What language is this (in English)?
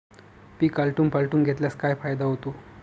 Marathi